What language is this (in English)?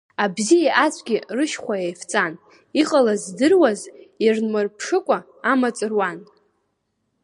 Abkhazian